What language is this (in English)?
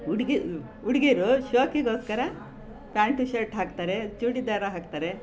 Kannada